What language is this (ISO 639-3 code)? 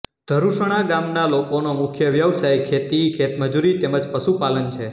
guj